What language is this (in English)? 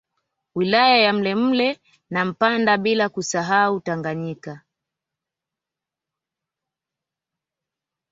Swahili